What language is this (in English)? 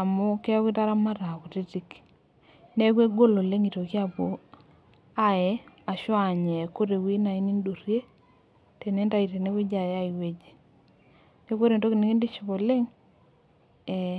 Masai